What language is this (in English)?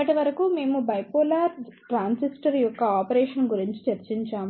Telugu